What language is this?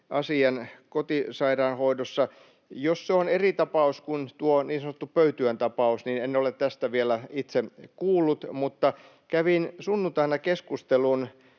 Finnish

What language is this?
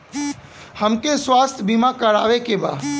Bhojpuri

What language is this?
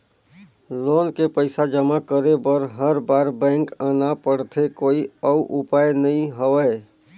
Chhattisgarhi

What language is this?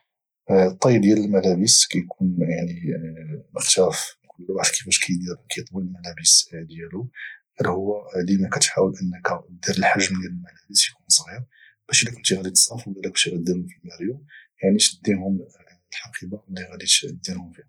Moroccan Arabic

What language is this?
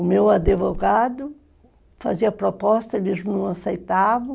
Portuguese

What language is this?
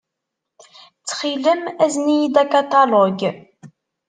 Kabyle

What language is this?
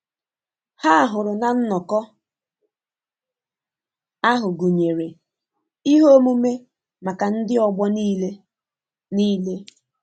Igbo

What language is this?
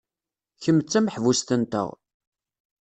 Kabyle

